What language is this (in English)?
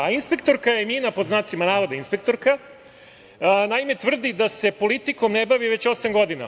Serbian